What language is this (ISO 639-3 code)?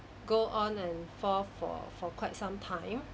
eng